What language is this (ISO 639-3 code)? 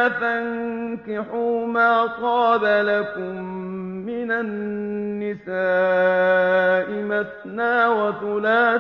ara